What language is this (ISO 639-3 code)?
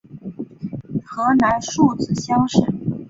zho